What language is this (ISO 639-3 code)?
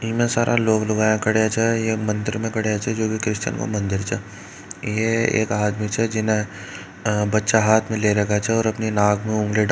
mwr